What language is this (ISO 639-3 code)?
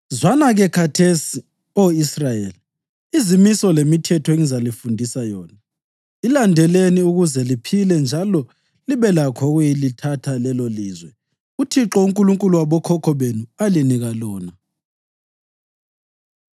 nde